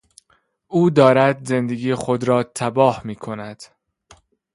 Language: Persian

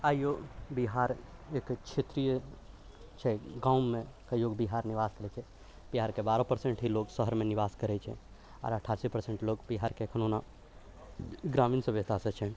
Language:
Maithili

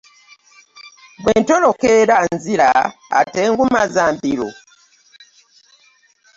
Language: Ganda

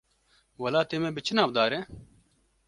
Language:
Kurdish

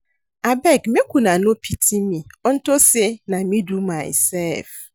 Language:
Nigerian Pidgin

